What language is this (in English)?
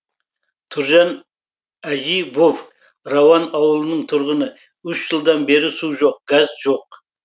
Kazakh